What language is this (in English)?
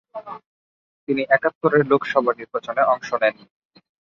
Bangla